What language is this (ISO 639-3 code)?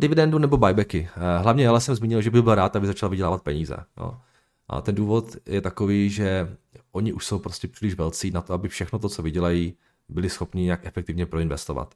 ces